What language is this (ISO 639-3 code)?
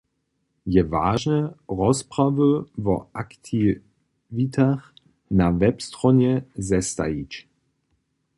hsb